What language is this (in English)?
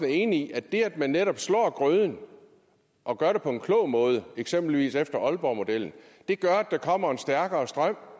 Danish